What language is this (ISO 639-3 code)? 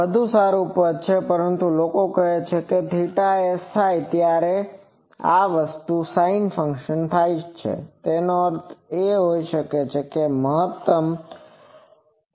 guj